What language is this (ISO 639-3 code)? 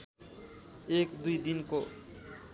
nep